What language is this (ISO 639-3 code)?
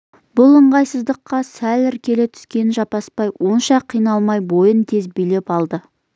kaz